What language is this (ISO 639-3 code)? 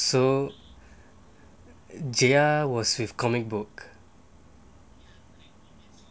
eng